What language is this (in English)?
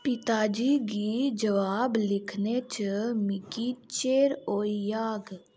Dogri